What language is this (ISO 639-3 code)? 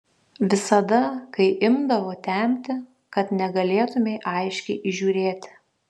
lit